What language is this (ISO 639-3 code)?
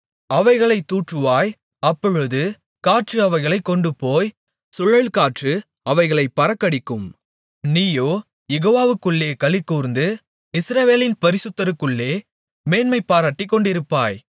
tam